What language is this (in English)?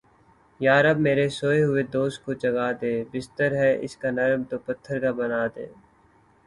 Urdu